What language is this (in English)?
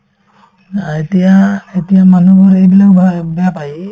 Assamese